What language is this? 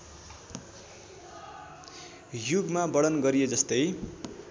Nepali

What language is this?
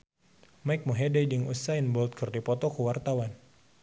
Sundanese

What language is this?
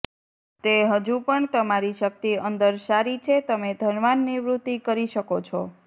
Gujarati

